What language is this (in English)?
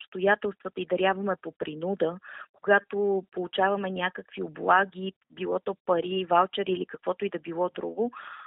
Bulgarian